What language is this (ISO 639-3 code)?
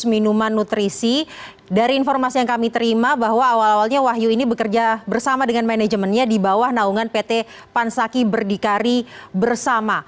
ind